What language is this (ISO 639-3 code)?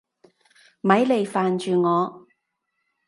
yue